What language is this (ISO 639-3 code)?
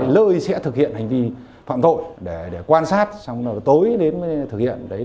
vie